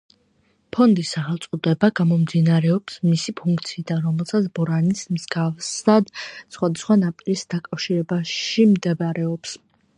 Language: Georgian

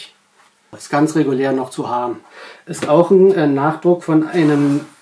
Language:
German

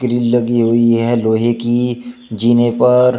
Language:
Hindi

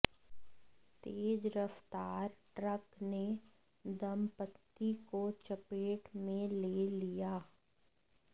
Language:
Hindi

